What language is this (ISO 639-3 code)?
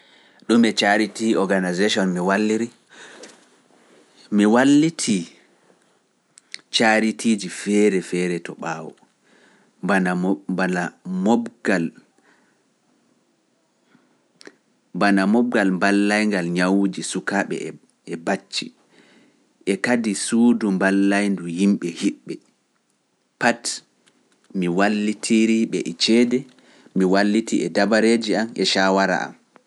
fuf